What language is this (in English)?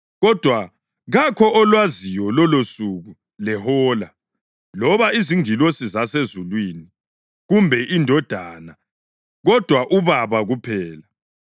North Ndebele